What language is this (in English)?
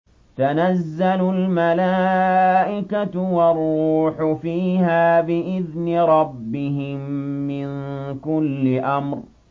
Arabic